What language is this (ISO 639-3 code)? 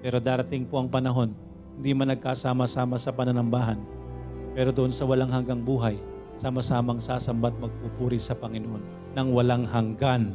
fil